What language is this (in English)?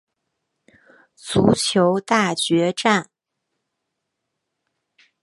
Chinese